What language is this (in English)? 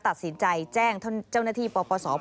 Thai